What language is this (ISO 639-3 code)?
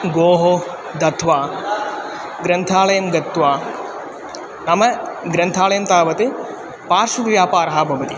san